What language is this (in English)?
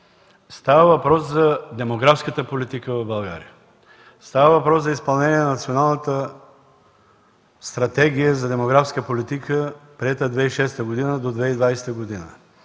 Bulgarian